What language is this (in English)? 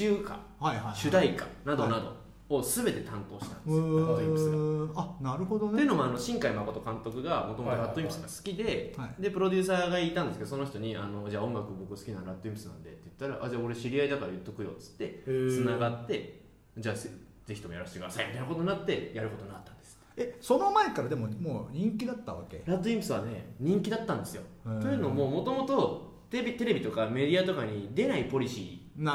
Japanese